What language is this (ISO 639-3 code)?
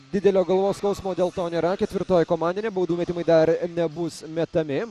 lit